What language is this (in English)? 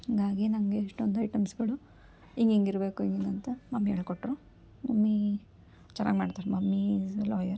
Kannada